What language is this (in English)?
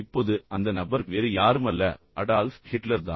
Tamil